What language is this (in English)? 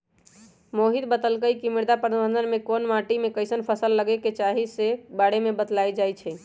Magahi